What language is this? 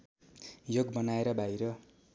Nepali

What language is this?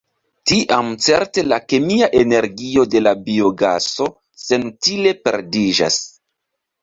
Esperanto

